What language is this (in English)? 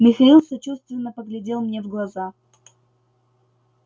Russian